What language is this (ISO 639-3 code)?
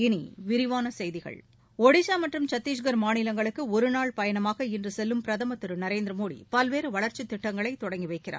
tam